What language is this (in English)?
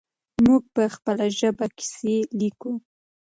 Pashto